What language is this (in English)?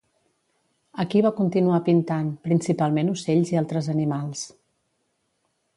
Catalan